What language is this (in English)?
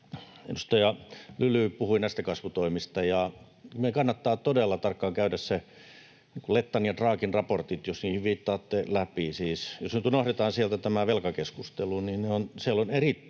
Finnish